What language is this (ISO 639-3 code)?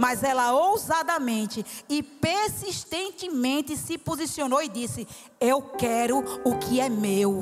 por